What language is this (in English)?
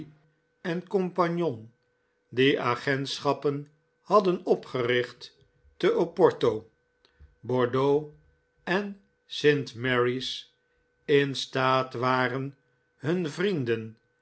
Dutch